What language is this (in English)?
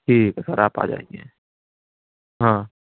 Urdu